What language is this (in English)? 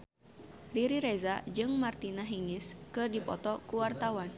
Sundanese